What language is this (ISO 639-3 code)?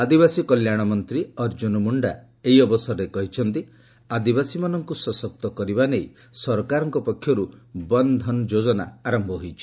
ori